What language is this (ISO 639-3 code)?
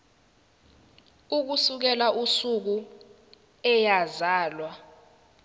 zul